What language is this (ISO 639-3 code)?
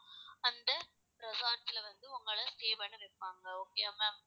tam